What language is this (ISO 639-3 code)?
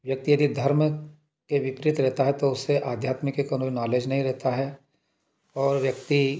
hin